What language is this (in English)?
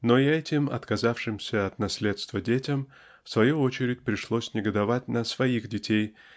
Russian